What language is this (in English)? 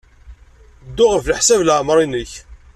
Kabyle